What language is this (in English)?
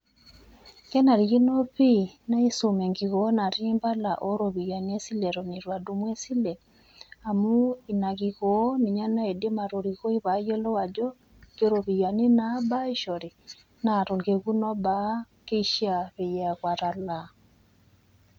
Masai